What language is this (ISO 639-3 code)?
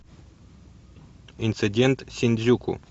rus